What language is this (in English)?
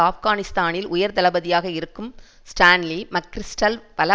Tamil